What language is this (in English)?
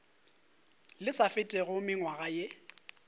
Northern Sotho